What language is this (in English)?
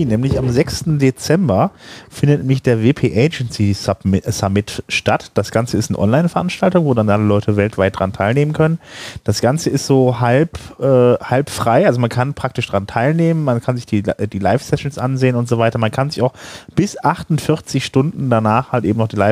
German